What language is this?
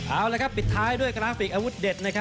Thai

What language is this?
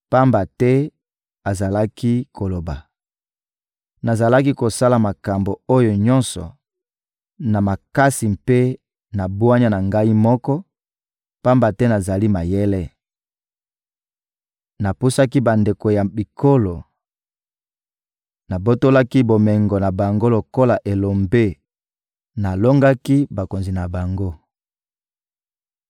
Lingala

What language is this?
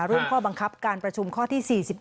Thai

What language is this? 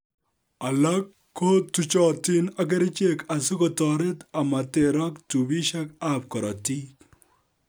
Kalenjin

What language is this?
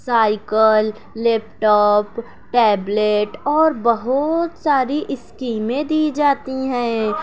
Urdu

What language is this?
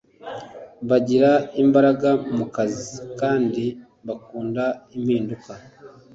Kinyarwanda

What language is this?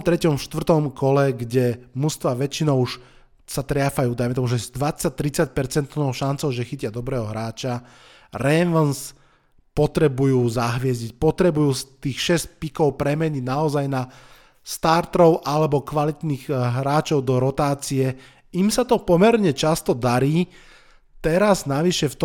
Slovak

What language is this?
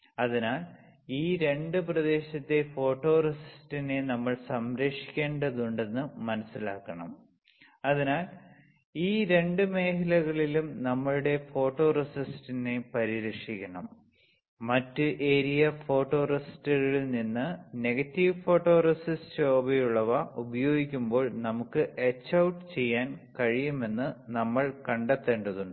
Malayalam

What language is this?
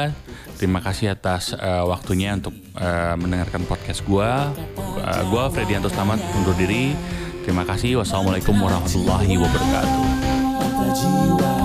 Indonesian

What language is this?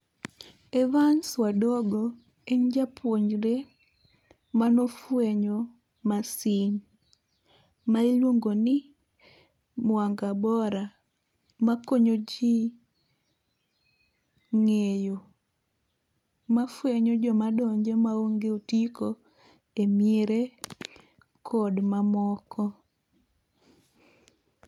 Luo (Kenya and Tanzania)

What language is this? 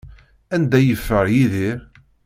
Kabyle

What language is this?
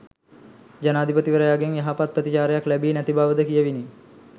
Sinhala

